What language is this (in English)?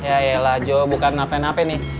Indonesian